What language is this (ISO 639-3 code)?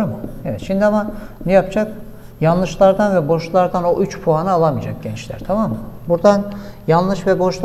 tur